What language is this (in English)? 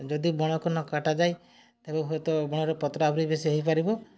Odia